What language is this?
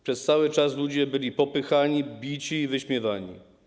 Polish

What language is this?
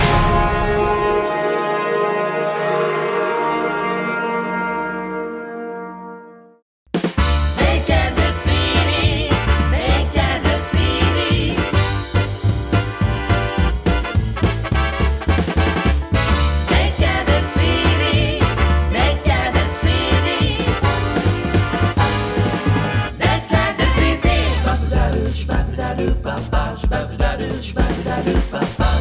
Thai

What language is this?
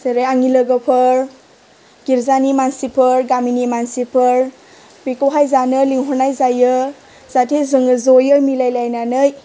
Bodo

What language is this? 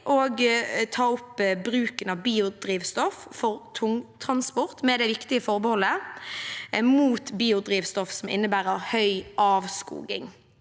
Norwegian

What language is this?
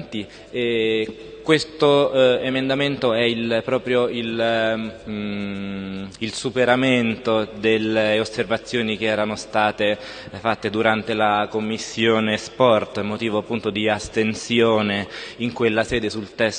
Italian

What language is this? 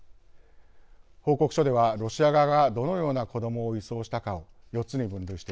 Japanese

